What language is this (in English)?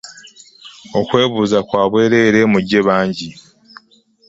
Ganda